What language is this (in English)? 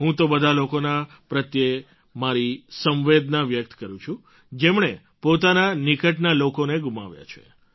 Gujarati